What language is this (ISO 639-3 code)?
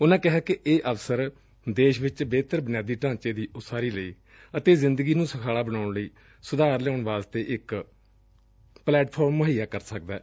pan